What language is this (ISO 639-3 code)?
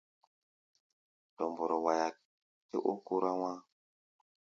gba